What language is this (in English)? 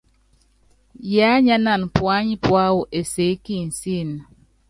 Yangben